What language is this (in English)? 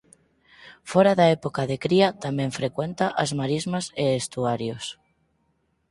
Galician